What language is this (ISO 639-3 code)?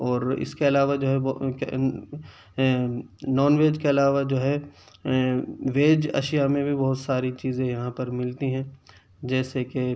urd